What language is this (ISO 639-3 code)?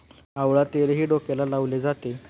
mar